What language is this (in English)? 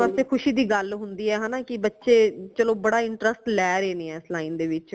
Punjabi